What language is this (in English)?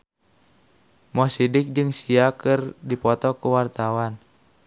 Sundanese